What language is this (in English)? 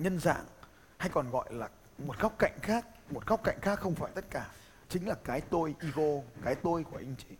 Vietnamese